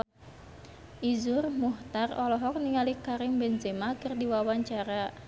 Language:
Sundanese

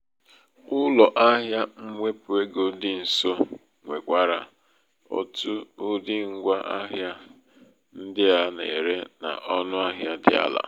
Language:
Igbo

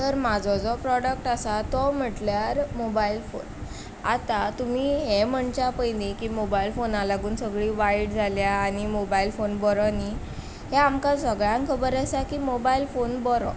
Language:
Konkani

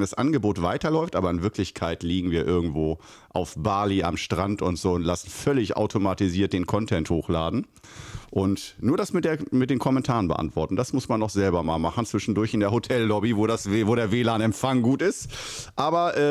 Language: German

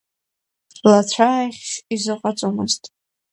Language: Abkhazian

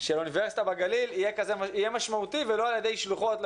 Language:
Hebrew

